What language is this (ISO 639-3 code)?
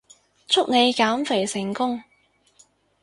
yue